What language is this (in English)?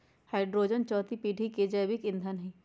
Magahi